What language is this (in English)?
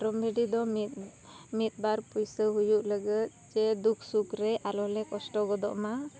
Santali